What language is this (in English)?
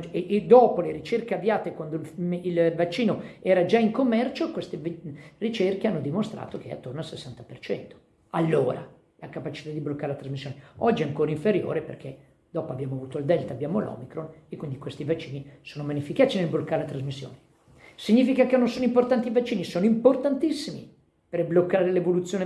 Italian